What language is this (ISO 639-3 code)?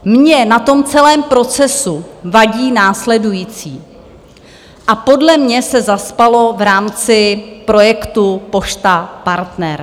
ces